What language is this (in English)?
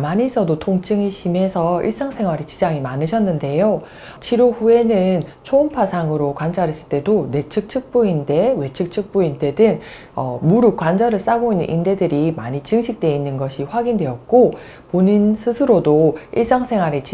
Korean